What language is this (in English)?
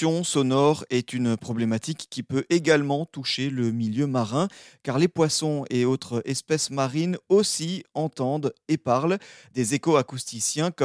French